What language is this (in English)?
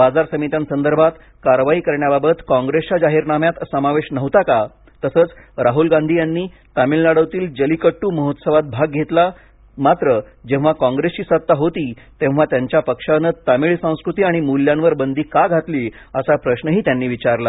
Marathi